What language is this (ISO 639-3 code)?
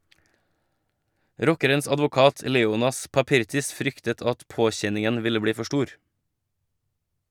nor